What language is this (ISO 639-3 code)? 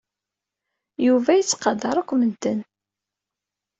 kab